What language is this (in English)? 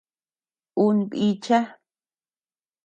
Tepeuxila Cuicatec